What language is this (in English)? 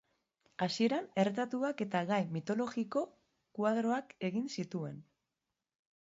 Basque